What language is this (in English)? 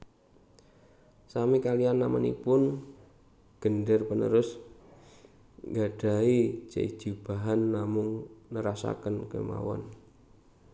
Javanese